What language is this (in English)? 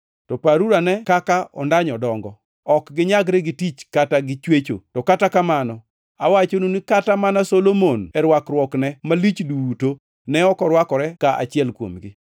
Luo (Kenya and Tanzania)